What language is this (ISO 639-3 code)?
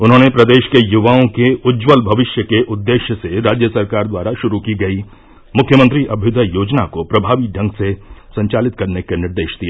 hin